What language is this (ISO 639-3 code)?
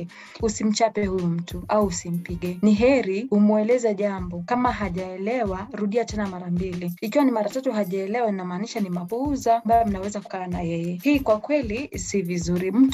swa